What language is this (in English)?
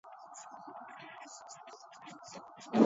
Swahili